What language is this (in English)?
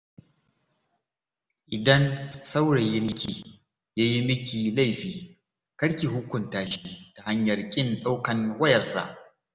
Hausa